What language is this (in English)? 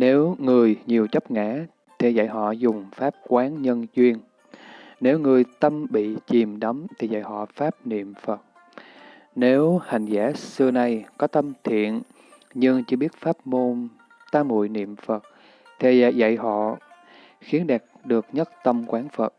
Vietnamese